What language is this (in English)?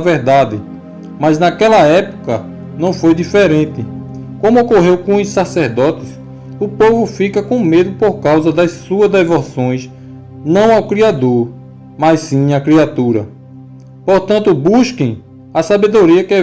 Portuguese